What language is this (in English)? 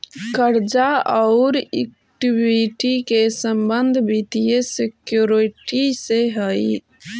Magahi